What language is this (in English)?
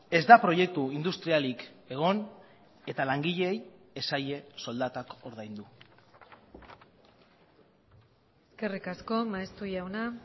Basque